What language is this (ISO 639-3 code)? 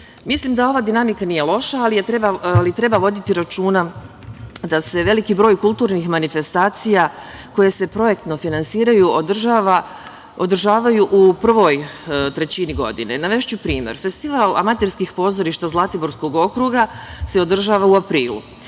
srp